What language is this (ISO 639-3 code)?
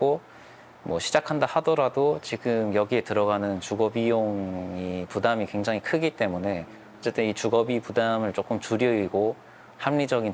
kor